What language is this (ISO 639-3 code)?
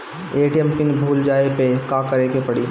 bho